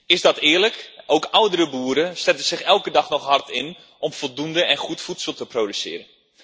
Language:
Dutch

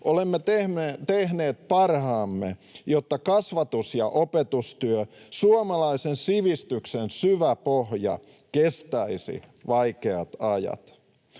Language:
Finnish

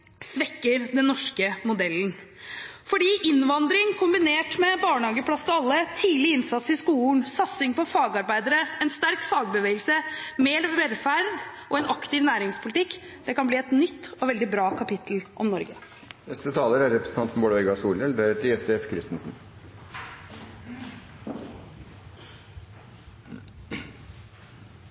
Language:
Norwegian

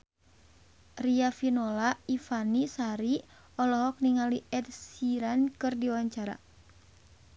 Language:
Sundanese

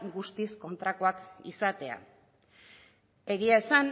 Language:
Basque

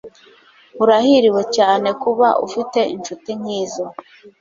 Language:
Kinyarwanda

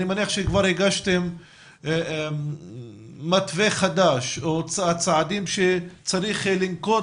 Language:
Hebrew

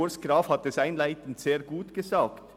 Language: Swiss German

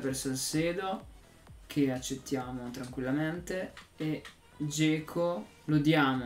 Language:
Italian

